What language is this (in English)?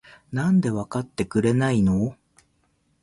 Japanese